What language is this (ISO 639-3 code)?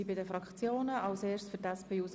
gsw